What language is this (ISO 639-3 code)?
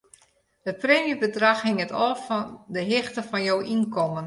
fry